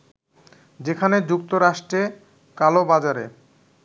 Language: Bangla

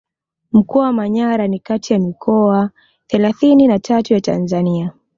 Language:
Swahili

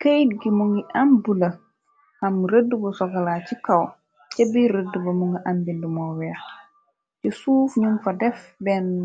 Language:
Wolof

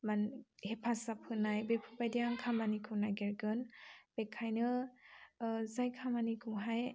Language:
Bodo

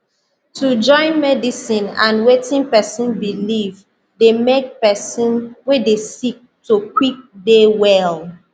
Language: Nigerian Pidgin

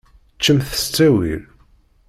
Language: Kabyle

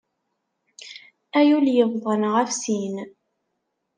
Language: Kabyle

